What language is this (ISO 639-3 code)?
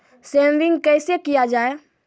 mai